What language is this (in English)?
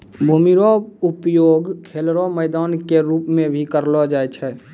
Maithili